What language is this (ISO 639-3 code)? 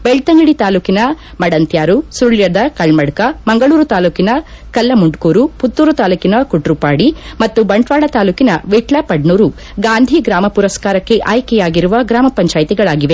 kan